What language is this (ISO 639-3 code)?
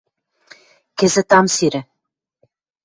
mrj